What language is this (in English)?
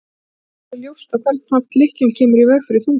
Icelandic